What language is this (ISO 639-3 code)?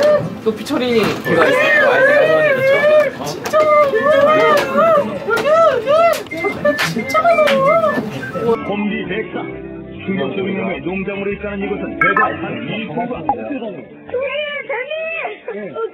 kor